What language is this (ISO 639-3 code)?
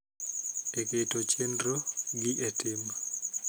luo